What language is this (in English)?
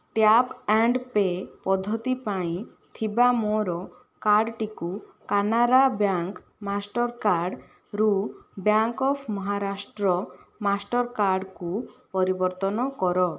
Odia